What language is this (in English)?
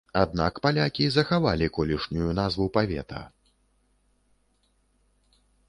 Belarusian